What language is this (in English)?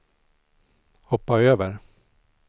Swedish